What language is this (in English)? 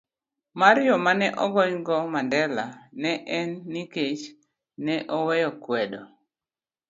Luo (Kenya and Tanzania)